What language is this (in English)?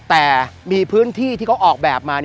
Thai